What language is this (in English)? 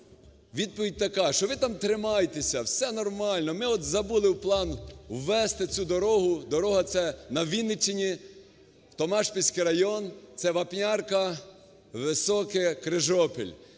Ukrainian